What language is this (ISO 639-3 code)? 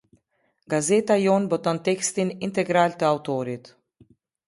sqi